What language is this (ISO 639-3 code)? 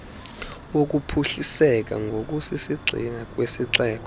xho